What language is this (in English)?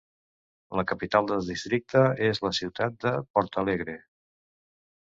Catalan